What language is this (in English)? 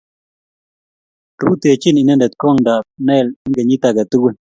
Kalenjin